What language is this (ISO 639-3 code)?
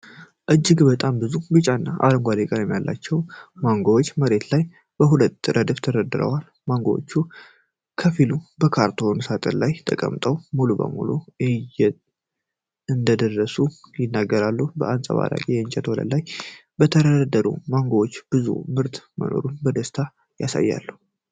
amh